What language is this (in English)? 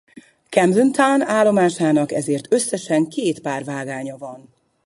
Hungarian